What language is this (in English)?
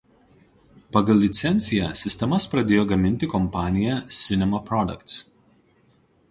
Lithuanian